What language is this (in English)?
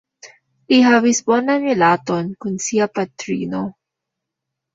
Esperanto